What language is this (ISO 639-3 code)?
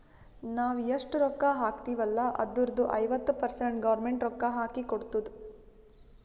kan